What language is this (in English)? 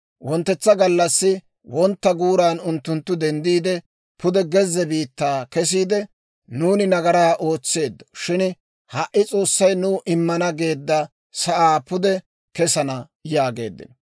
Dawro